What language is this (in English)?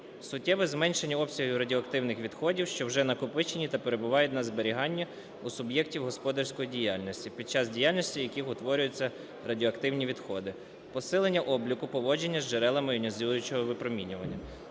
Ukrainian